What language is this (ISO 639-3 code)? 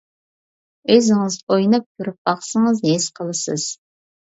uig